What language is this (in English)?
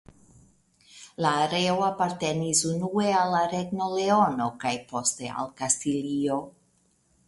Esperanto